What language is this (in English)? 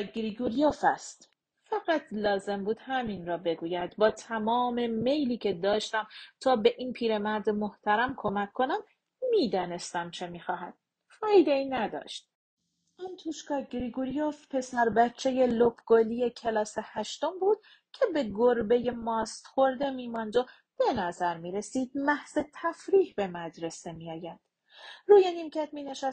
Persian